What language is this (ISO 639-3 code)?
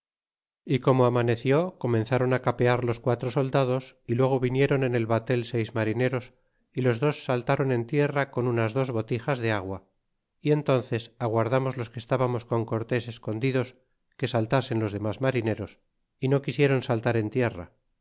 spa